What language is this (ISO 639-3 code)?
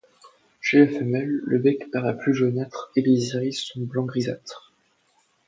fra